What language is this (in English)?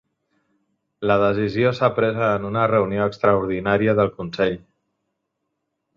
Catalan